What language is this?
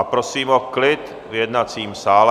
Czech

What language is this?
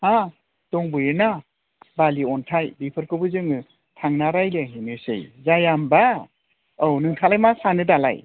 Bodo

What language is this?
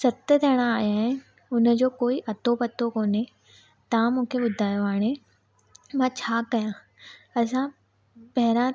Sindhi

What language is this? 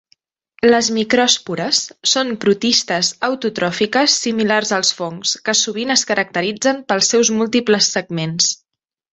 Catalan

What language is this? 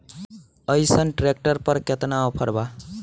Bhojpuri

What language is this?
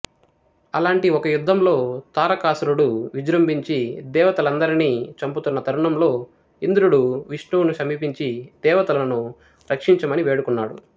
Telugu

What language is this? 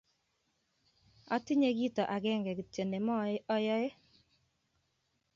Kalenjin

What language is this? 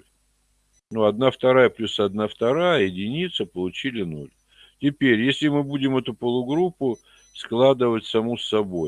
Russian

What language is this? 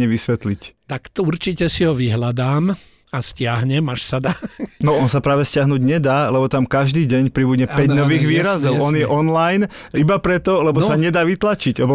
Slovak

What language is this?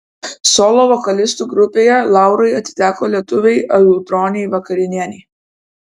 Lithuanian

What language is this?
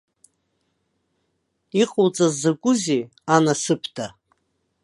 Abkhazian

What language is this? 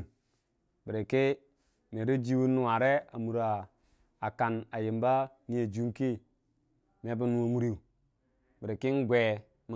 Dijim-Bwilim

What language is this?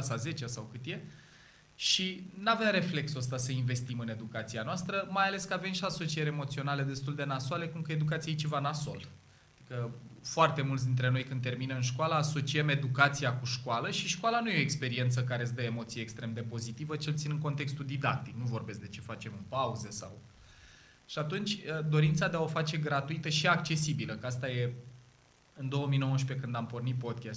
Romanian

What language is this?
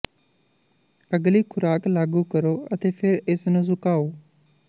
Punjabi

